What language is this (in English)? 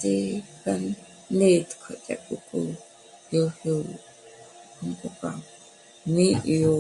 Michoacán Mazahua